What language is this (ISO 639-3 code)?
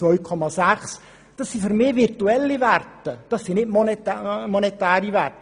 gsw